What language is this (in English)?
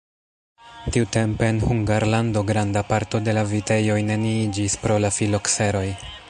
Esperanto